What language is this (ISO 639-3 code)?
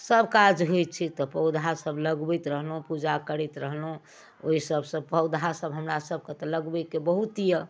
mai